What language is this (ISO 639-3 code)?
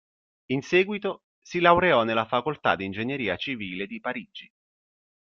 ita